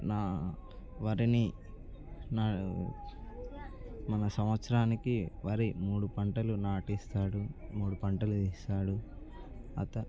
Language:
Telugu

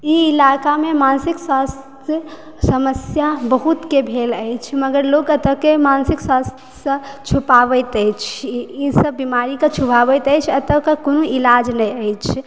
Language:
Maithili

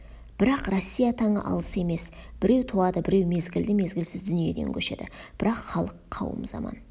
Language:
Kazakh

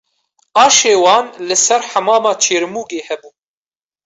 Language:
Kurdish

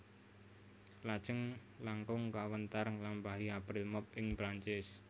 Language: Javanese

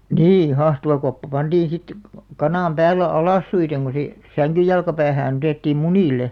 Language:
Finnish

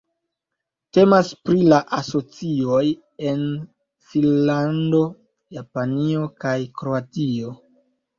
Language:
Esperanto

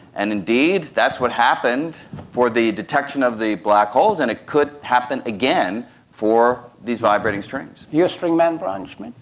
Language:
English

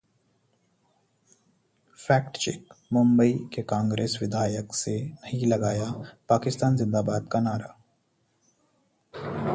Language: Hindi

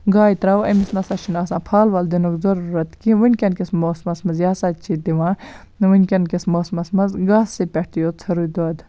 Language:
Kashmiri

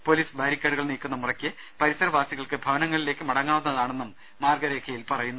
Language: Malayalam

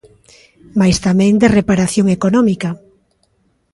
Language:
Galician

